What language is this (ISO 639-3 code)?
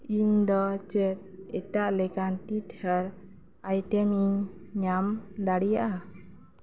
sat